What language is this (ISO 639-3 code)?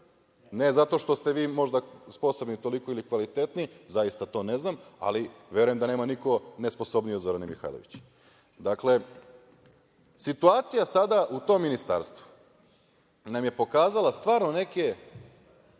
srp